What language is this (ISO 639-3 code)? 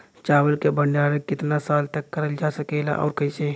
bho